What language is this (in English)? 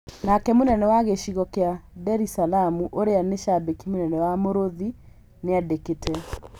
Kikuyu